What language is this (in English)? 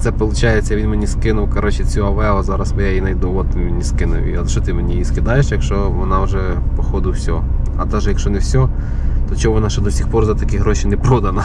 Ukrainian